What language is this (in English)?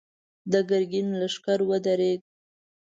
Pashto